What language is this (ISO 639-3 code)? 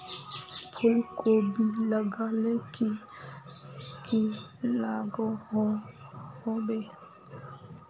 mag